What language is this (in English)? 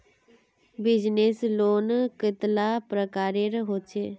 Magahi